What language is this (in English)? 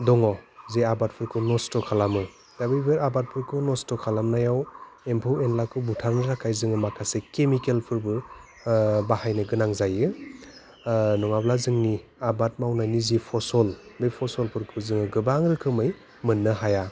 Bodo